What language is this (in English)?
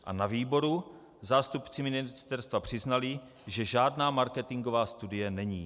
Czech